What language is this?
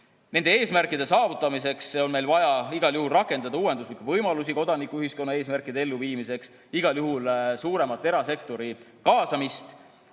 Estonian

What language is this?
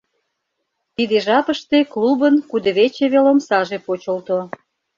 Mari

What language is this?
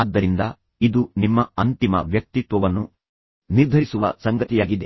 Kannada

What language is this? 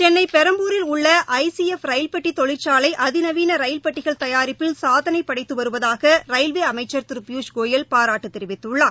Tamil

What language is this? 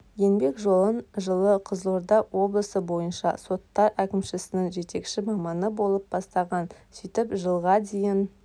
Kazakh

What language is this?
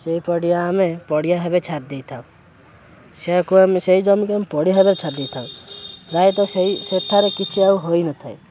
Odia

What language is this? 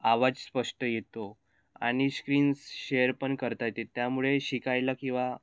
Marathi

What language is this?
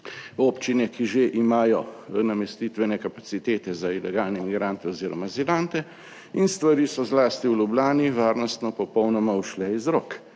Slovenian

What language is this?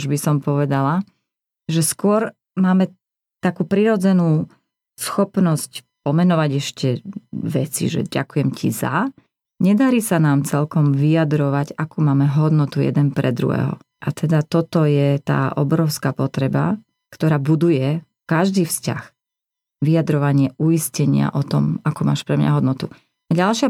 Slovak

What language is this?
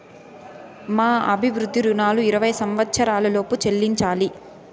Telugu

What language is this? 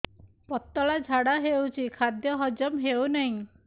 Odia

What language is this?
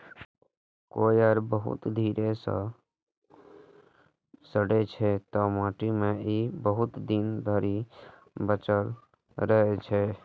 Maithili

